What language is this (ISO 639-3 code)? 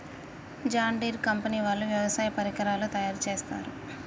tel